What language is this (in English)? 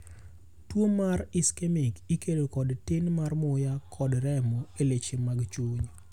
Luo (Kenya and Tanzania)